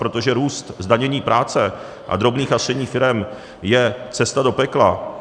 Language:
Czech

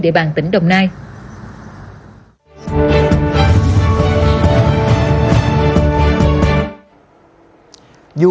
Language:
Vietnamese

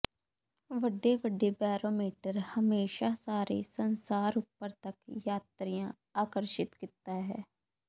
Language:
Punjabi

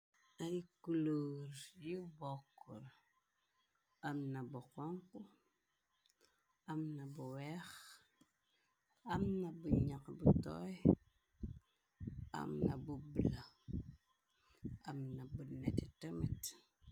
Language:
Wolof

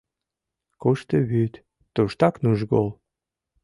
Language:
Mari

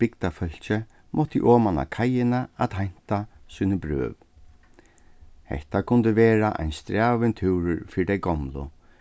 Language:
Faroese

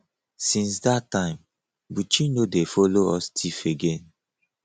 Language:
Nigerian Pidgin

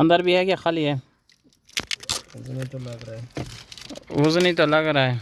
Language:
Uyghur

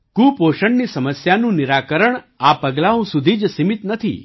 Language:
Gujarati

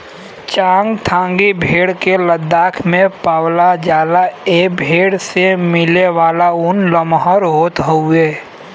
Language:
Bhojpuri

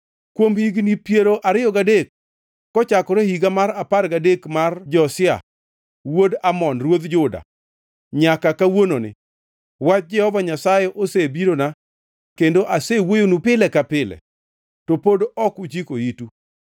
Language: Luo (Kenya and Tanzania)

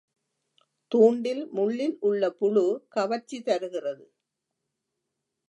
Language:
Tamil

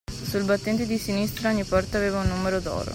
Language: Italian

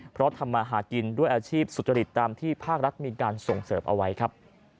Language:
Thai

